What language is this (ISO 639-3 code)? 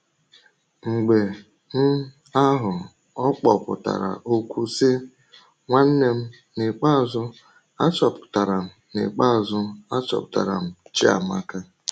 ibo